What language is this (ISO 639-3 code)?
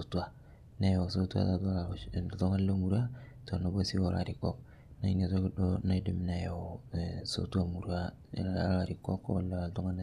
mas